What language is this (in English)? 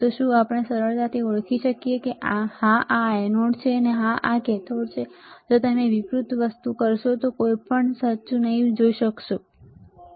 Gujarati